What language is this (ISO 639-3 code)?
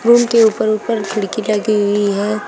hin